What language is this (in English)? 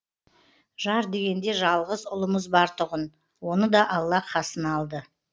Kazakh